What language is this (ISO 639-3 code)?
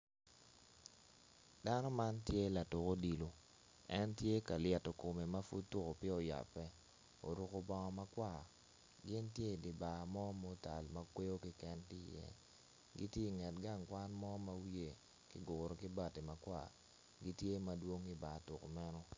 ach